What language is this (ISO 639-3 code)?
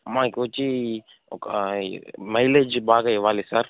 tel